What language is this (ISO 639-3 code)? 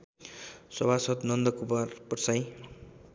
nep